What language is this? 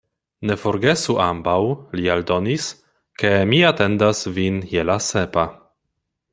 Esperanto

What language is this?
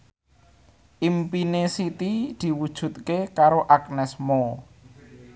Javanese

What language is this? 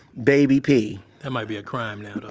English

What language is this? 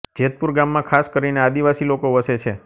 Gujarati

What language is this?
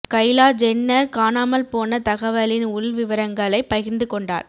Tamil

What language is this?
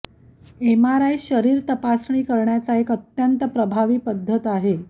Marathi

